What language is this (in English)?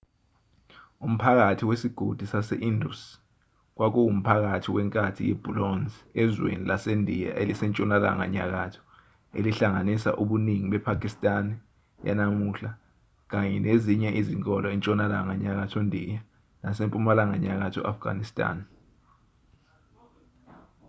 Zulu